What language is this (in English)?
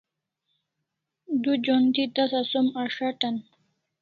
Kalasha